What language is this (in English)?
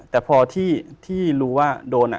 Thai